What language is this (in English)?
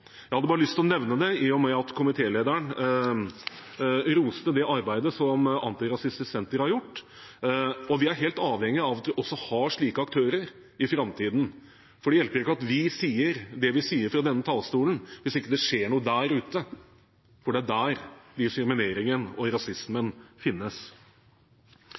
Norwegian Bokmål